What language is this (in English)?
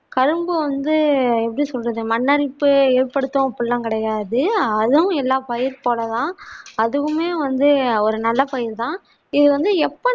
Tamil